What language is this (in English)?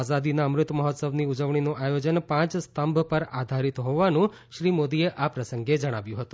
Gujarati